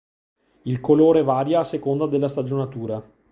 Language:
Italian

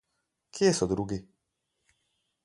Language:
Slovenian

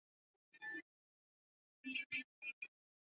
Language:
Swahili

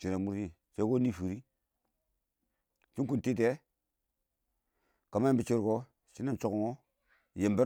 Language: Awak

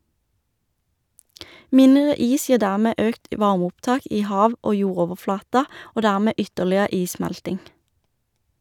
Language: Norwegian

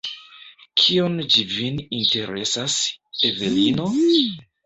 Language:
Esperanto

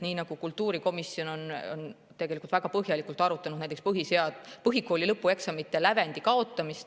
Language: Estonian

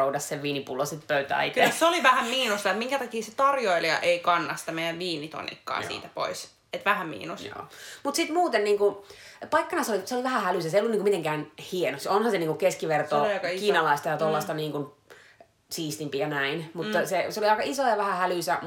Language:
Finnish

